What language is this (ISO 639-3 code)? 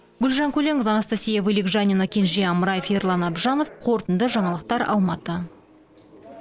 kaz